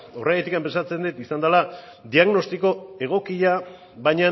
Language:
Basque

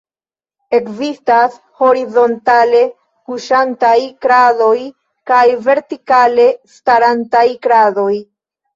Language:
Esperanto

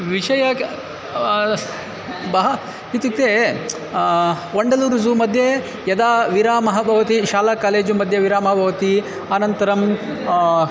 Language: Sanskrit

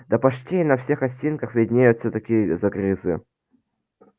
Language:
Russian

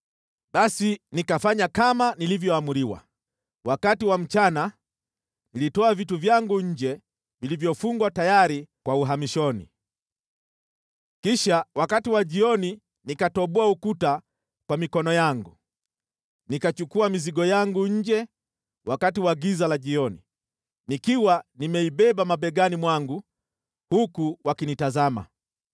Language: Swahili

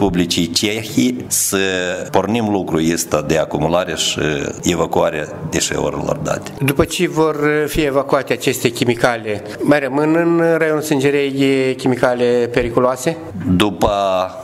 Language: Romanian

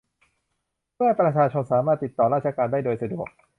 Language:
Thai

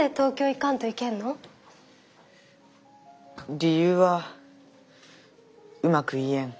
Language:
Japanese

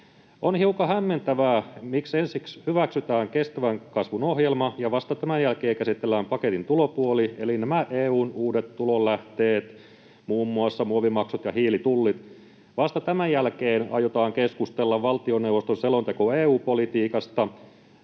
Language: Finnish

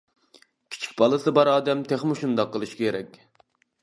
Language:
Uyghur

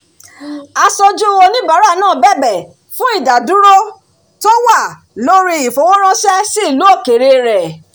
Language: Yoruba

